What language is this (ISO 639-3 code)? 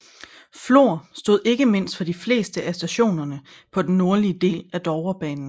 dan